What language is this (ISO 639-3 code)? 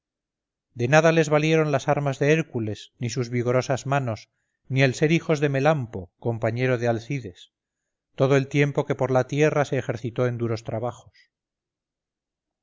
spa